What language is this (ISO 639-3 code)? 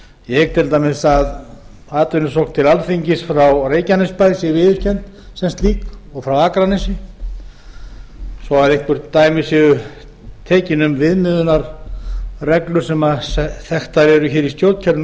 isl